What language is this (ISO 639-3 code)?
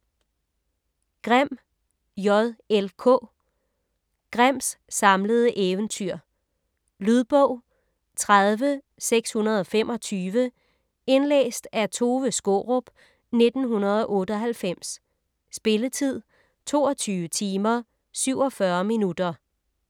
dan